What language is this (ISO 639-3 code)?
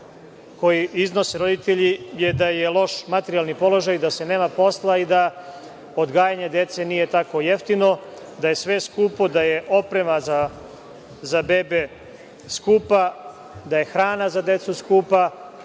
srp